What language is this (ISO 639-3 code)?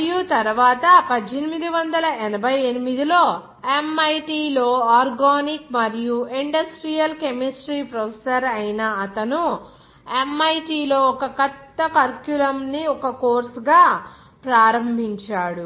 tel